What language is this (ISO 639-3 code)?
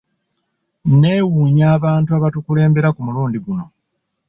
lug